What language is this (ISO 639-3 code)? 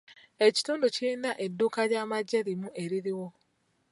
lug